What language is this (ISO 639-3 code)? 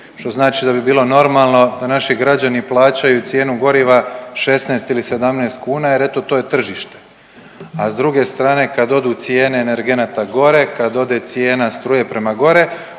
hrv